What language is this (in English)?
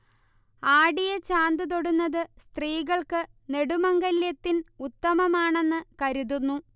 Malayalam